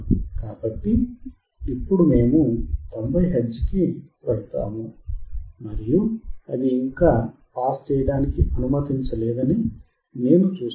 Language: Telugu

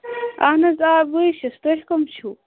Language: Kashmiri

